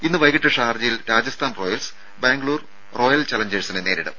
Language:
Malayalam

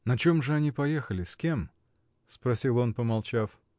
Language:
Russian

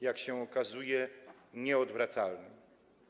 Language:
Polish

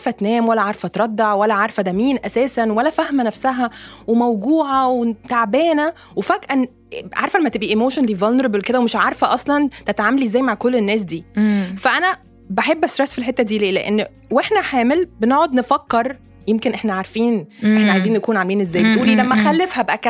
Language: Arabic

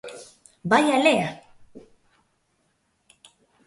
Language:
Galician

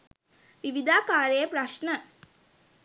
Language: Sinhala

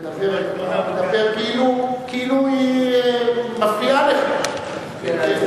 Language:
Hebrew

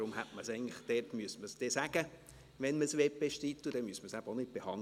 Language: Swiss German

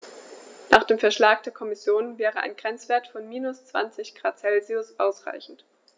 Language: German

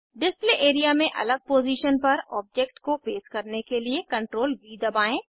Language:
Hindi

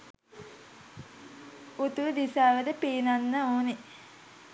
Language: Sinhala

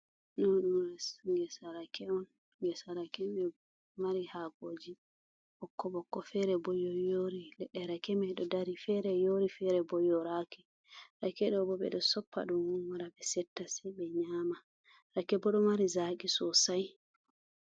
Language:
Fula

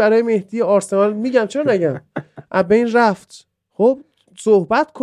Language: Persian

